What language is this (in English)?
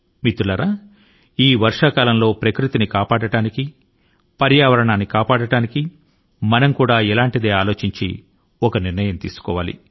Telugu